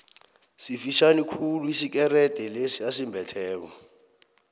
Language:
South Ndebele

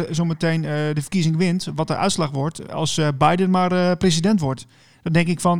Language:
Dutch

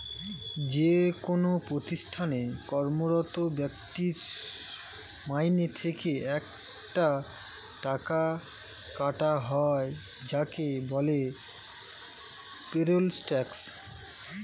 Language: Bangla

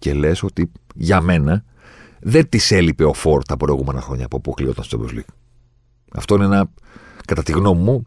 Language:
Greek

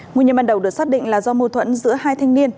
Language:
Vietnamese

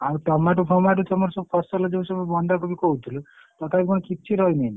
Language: Odia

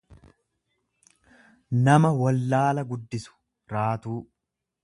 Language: Oromo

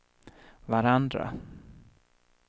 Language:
Swedish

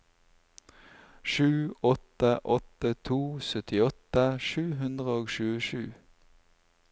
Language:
Norwegian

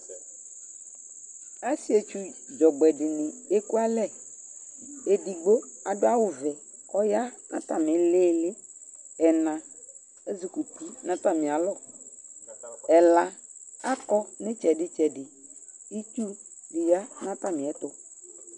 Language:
Ikposo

